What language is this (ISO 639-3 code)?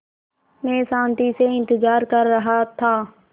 hin